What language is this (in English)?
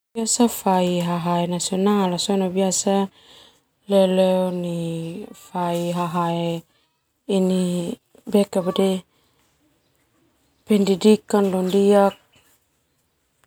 Termanu